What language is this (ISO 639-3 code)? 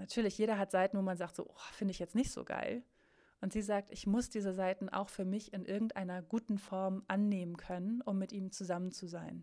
deu